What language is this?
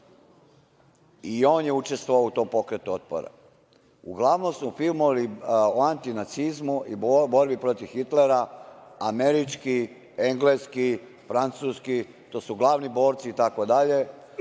Serbian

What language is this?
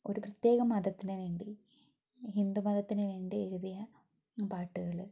Malayalam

